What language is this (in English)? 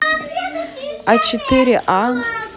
Russian